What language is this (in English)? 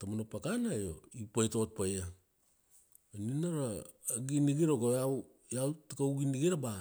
Kuanua